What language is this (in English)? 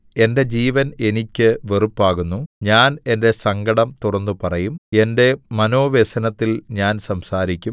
Malayalam